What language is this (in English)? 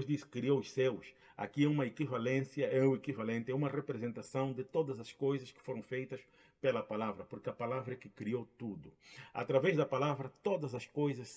Portuguese